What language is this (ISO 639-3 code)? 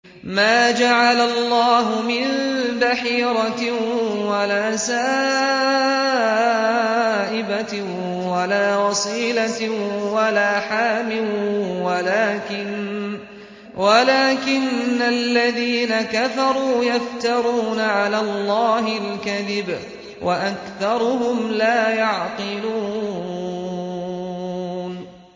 ara